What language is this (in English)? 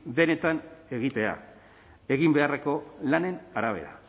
Basque